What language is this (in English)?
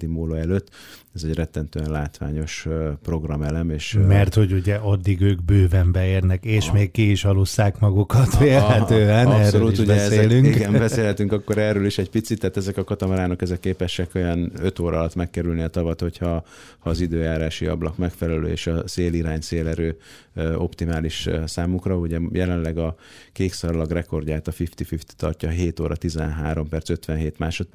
Hungarian